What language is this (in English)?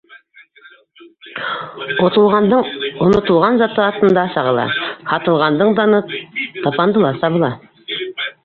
Bashkir